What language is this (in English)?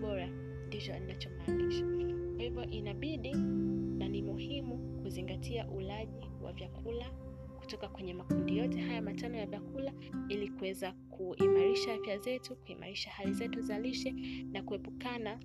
Swahili